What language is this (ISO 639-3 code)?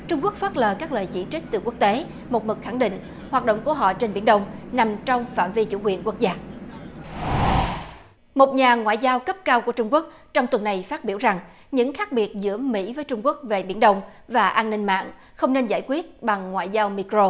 vie